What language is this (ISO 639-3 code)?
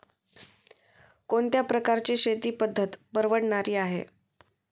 mar